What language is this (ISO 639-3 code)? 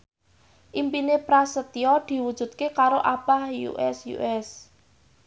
jav